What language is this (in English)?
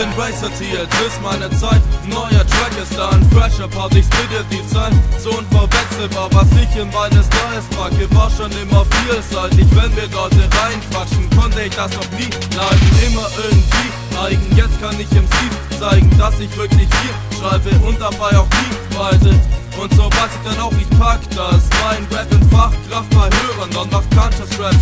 German